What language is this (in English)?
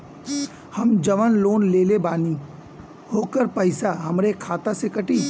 Bhojpuri